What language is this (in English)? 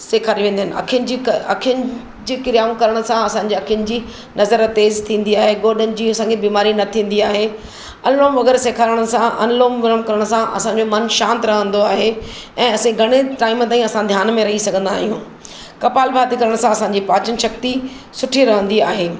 Sindhi